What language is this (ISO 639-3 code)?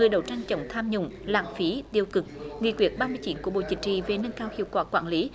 vie